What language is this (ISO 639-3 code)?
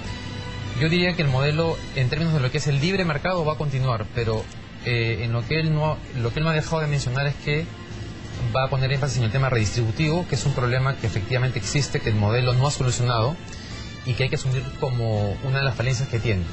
spa